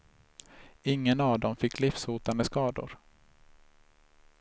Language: Swedish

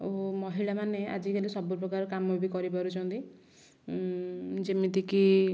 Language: Odia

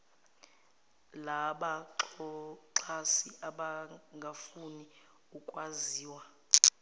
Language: Zulu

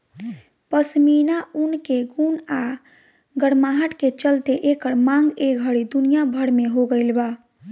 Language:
Bhojpuri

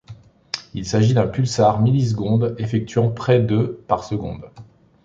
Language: French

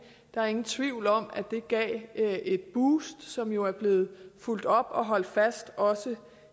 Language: Danish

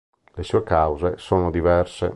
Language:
Italian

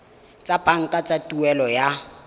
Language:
Tswana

